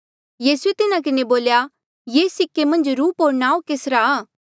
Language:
Mandeali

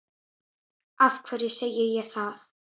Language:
Icelandic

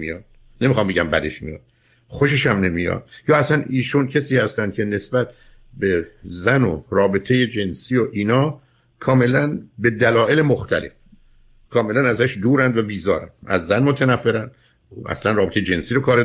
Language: Persian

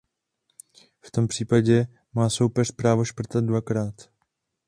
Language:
Czech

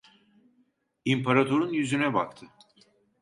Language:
Turkish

